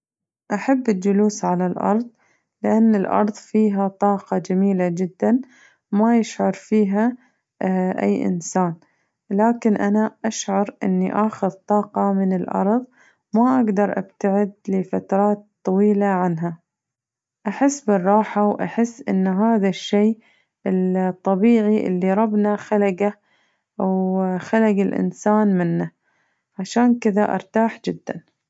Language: Najdi Arabic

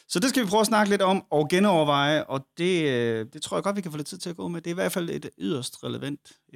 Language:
Danish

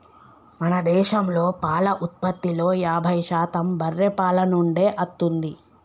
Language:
Telugu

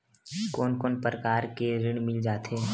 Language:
Chhattisgarhi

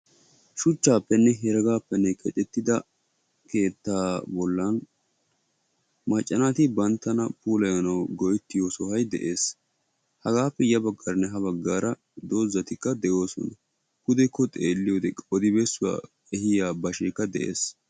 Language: Wolaytta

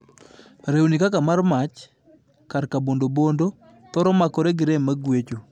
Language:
Luo (Kenya and Tanzania)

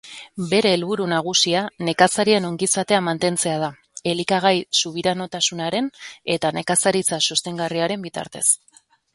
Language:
Basque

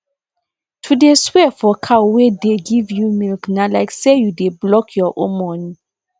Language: Nigerian Pidgin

